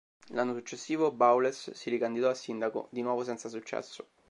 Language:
Italian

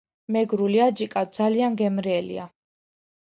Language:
Georgian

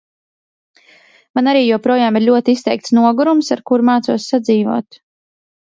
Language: Latvian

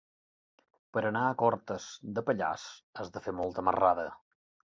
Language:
Catalan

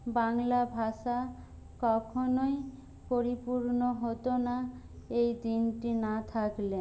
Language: Bangla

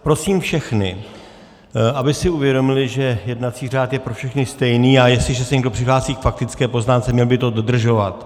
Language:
Czech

